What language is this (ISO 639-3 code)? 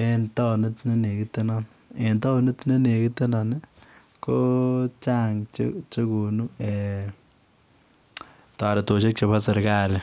kln